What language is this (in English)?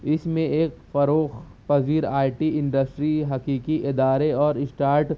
Urdu